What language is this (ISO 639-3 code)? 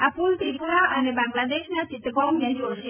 guj